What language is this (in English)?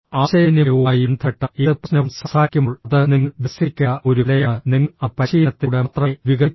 Malayalam